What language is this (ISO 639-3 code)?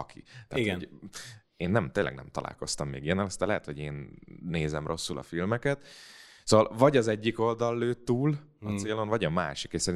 hun